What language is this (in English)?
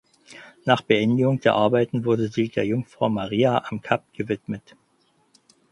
German